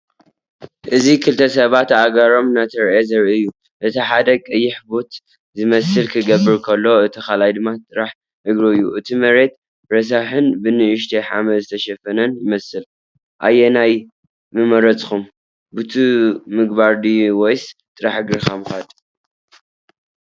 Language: Tigrinya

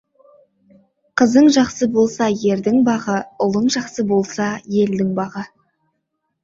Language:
Kazakh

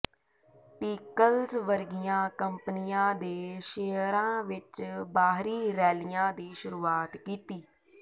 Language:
Punjabi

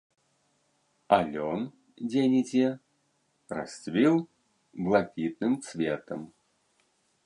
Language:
Belarusian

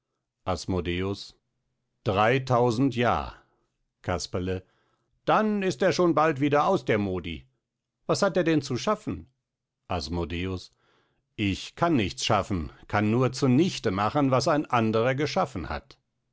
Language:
German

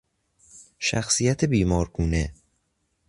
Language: Persian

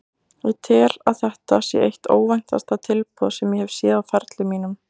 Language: Icelandic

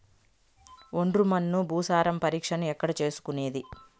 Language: Telugu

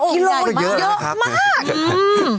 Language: Thai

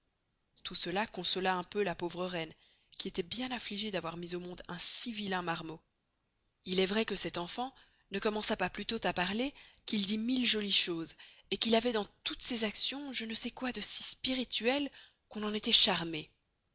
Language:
French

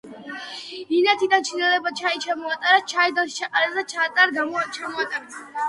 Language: Georgian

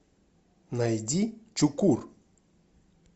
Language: Russian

